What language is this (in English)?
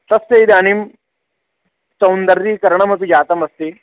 Sanskrit